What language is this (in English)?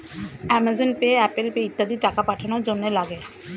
Bangla